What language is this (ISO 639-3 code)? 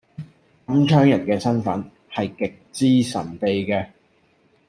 yue